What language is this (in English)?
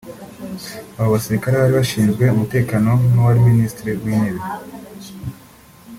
Kinyarwanda